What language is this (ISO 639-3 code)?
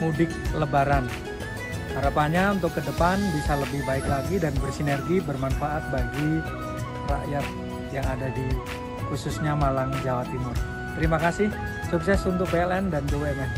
ind